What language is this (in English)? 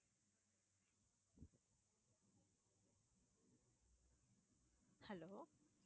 Tamil